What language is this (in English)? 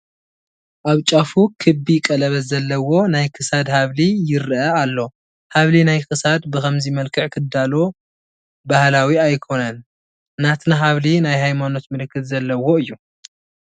Tigrinya